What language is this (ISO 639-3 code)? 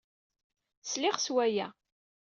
kab